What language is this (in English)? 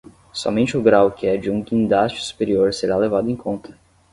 Portuguese